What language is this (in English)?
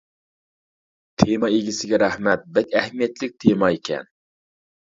Uyghur